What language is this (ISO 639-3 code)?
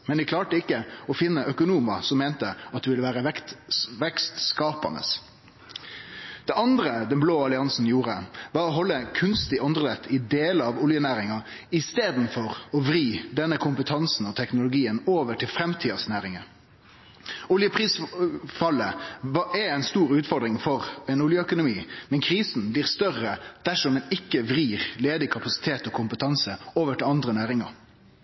nno